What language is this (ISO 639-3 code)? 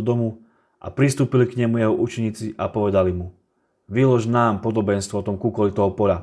slk